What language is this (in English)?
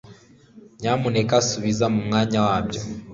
Kinyarwanda